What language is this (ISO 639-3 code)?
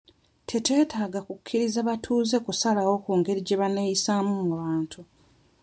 lug